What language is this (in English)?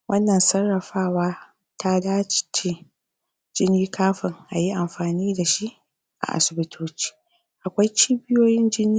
Hausa